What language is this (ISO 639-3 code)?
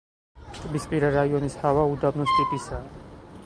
kat